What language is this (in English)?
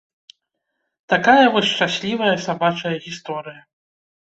Belarusian